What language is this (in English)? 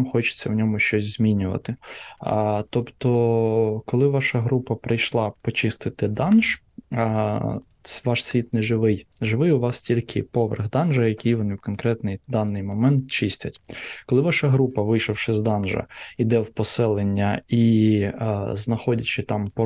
Ukrainian